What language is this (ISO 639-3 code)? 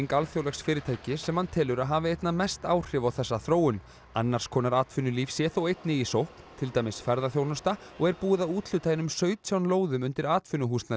isl